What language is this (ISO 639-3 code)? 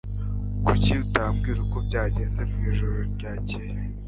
kin